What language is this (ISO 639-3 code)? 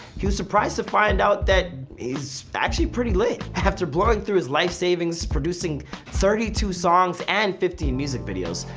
eng